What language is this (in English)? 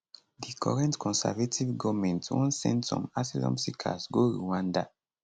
Nigerian Pidgin